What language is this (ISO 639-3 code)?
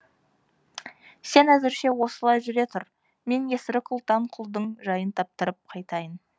kaz